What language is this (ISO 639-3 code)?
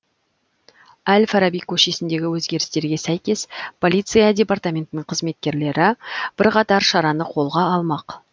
kaz